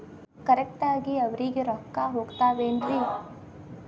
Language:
Kannada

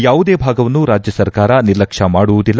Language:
Kannada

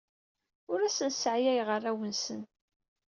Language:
Kabyle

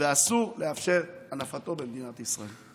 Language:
Hebrew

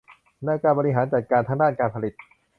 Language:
Thai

